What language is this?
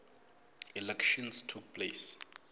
Tsonga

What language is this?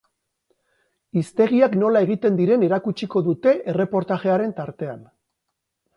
Basque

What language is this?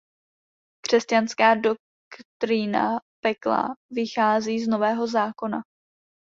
Czech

